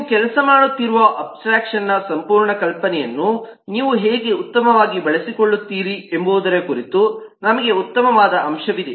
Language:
Kannada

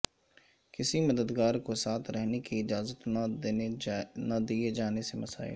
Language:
Urdu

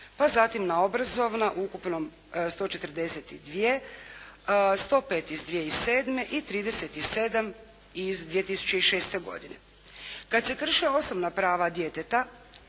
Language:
Croatian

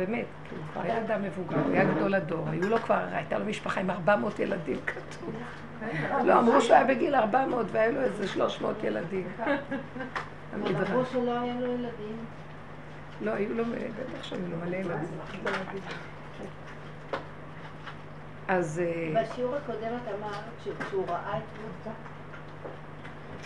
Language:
Hebrew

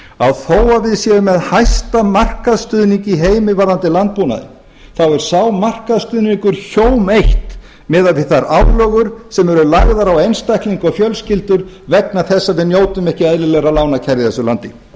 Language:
Icelandic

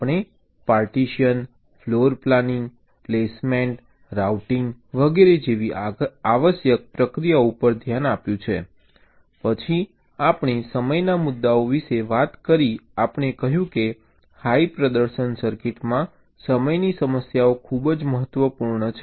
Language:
Gujarati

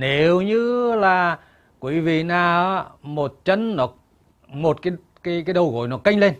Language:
Vietnamese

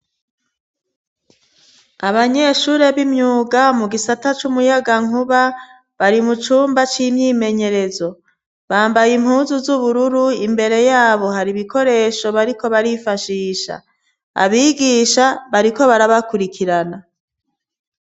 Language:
Rundi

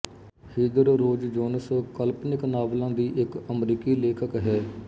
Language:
Punjabi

